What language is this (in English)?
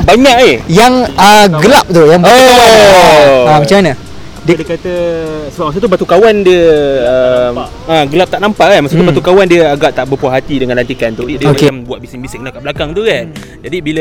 Malay